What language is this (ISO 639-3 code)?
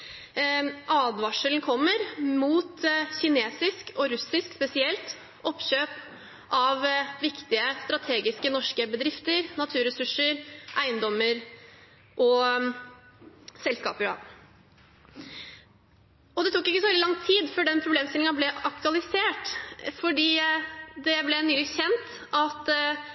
nob